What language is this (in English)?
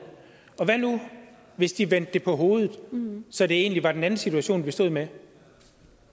Danish